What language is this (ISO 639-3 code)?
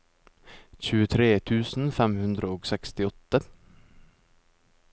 nor